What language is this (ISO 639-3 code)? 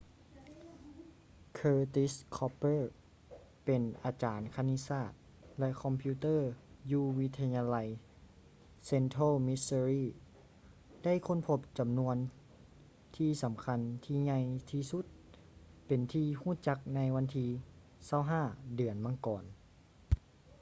lao